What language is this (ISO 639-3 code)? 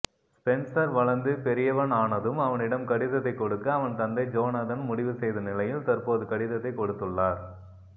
tam